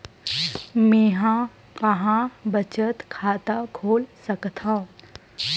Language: Chhattisgarhi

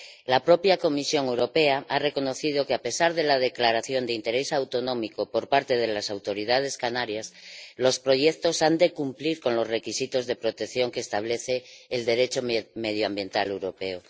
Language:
Spanish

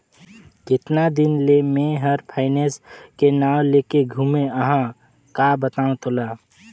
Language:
Chhattisgarhi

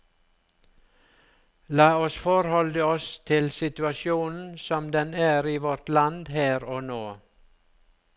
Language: Norwegian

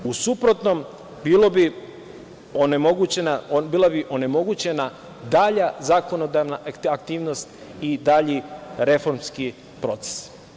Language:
Serbian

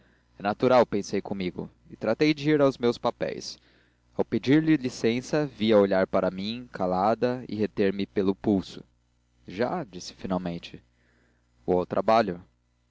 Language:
Portuguese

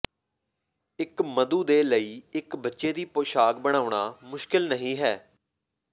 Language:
Punjabi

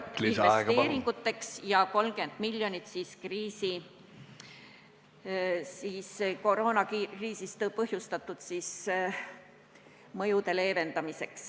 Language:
Estonian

